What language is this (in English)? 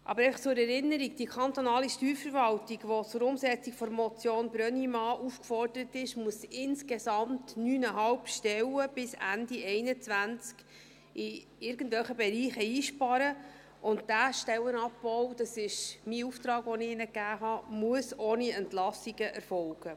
Swiss German